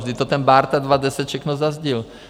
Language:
Czech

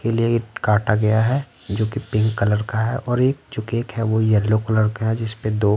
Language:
Hindi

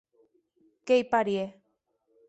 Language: Occitan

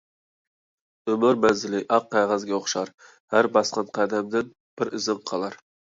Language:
Uyghur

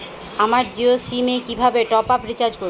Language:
Bangla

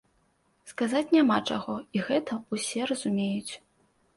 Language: Belarusian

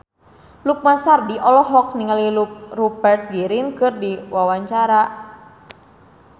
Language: Sundanese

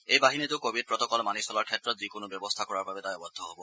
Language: Assamese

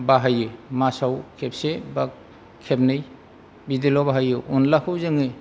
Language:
Bodo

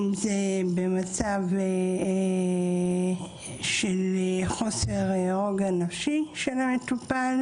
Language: Hebrew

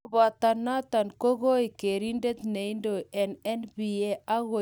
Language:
Kalenjin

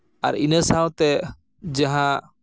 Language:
Santali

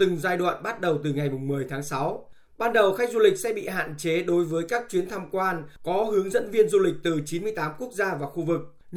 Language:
Vietnamese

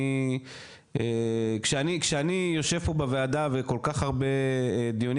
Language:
Hebrew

